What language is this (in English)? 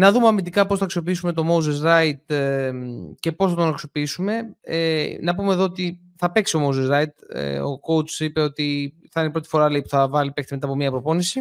Greek